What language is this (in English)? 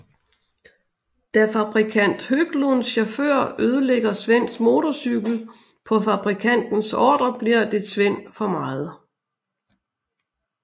Danish